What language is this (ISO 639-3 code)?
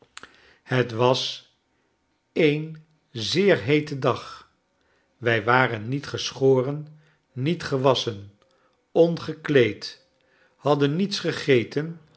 nld